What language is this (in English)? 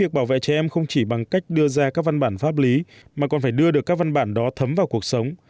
Vietnamese